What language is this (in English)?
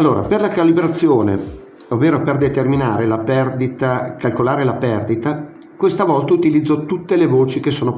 Italian